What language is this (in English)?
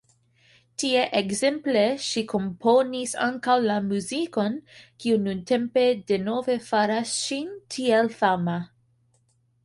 Esperanto